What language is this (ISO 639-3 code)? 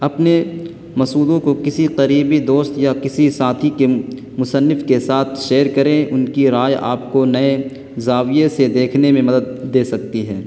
urd